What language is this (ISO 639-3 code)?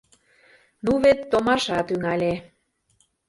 chm